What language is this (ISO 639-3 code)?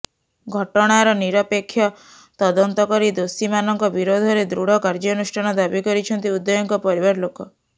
ori